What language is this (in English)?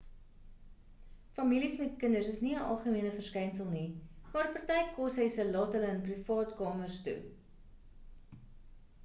Afrikaans